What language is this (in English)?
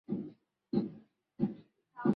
Swahili